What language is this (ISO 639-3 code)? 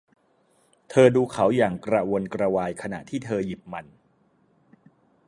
tha